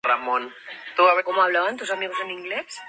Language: Spanish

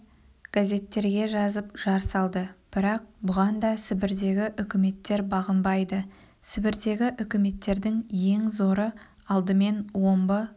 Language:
Kazakh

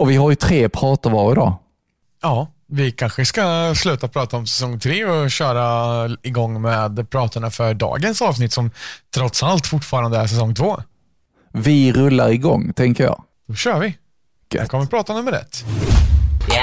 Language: Swedish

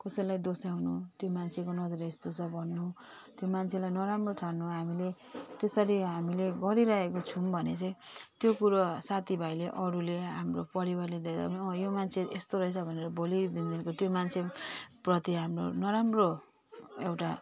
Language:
Nepali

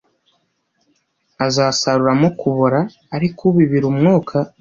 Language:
Kinyarwanda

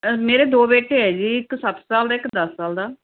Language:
Punjabi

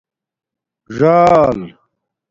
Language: Domaaki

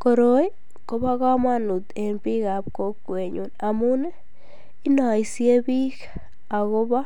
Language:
Kalenjin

